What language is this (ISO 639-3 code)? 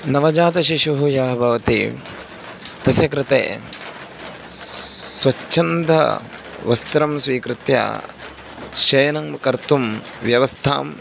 san